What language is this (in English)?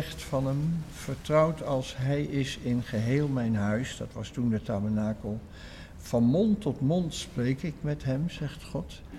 Dutch